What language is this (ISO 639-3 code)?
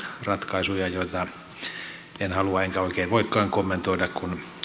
fin